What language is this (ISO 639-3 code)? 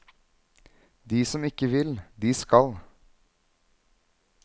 nor